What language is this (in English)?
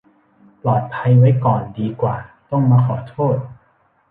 Thai